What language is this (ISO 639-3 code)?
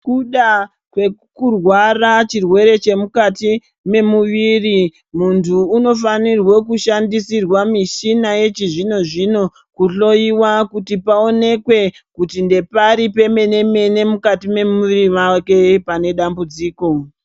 ndc